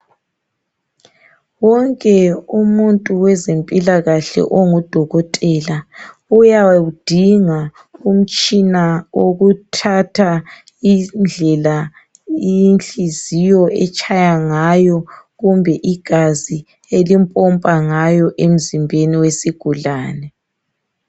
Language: North Ndebele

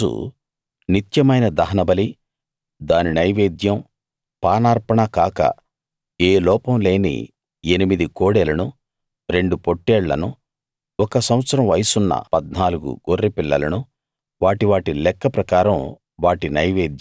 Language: Telugu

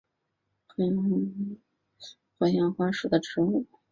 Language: Chinese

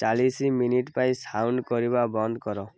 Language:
Odia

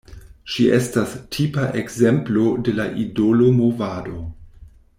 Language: Esperanto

